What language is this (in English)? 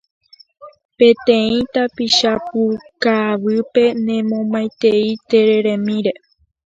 Guarani